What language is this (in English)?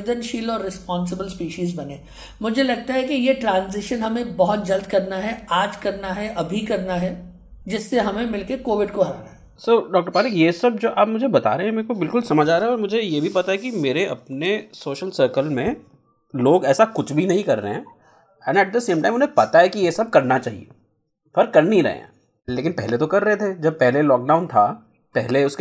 Hindi